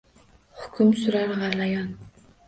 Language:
Uzbek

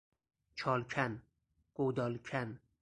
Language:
Persian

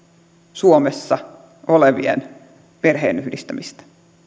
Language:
Finnish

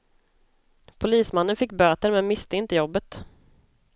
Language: Swedish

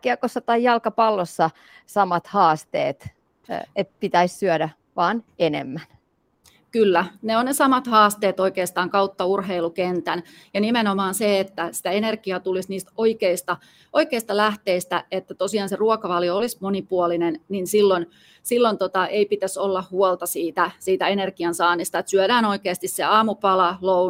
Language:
Finnish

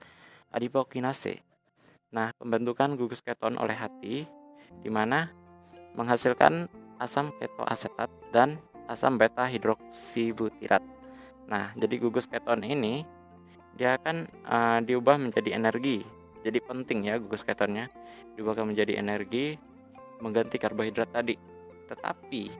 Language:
Indonesian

